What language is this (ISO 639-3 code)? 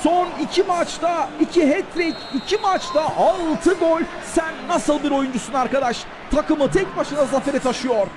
tur